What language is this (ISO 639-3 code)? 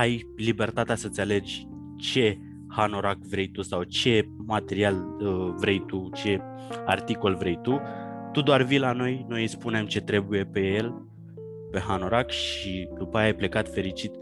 ron